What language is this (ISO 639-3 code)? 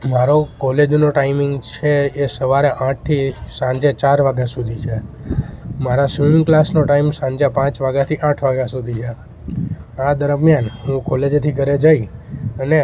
guj